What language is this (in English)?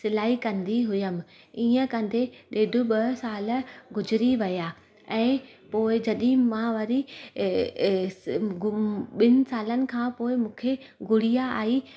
Sindhi